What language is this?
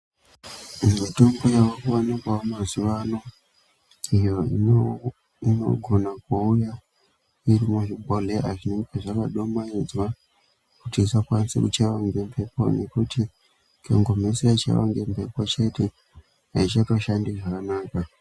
Ndau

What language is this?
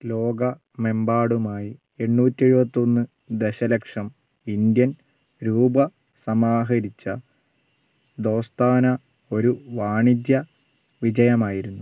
Malayalam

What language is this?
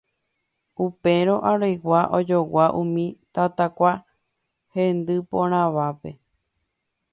Guarani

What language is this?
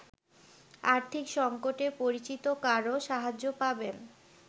Bangla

